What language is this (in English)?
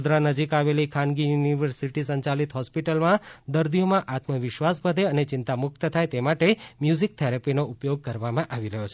Gujarati